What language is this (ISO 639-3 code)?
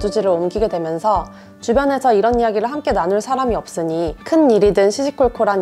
kor